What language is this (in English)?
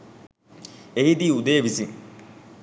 Sinhala